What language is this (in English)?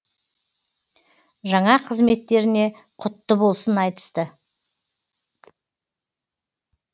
Kazakh